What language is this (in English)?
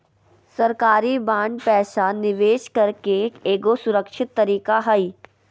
Magahi